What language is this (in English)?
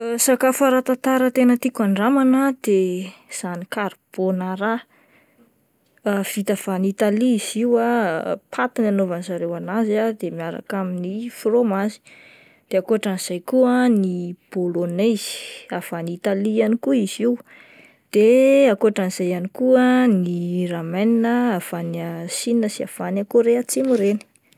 Malagasy